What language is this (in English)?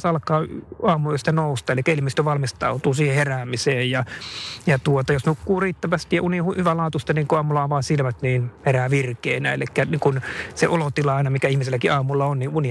Finnish